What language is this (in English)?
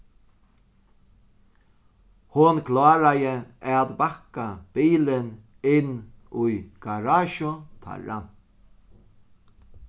Faroese